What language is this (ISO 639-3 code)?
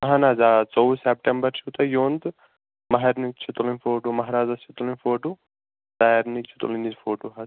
kas